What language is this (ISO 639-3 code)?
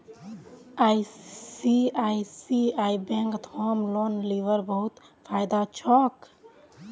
mag